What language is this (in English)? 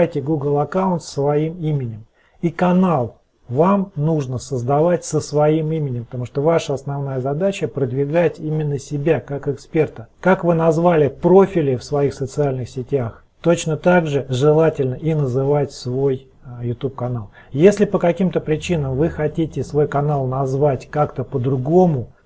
Russian